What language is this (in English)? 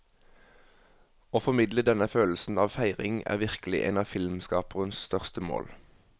Norwegian